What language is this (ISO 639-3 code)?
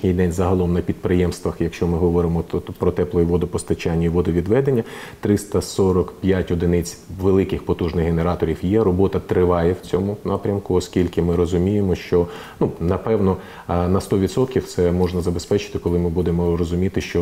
ukr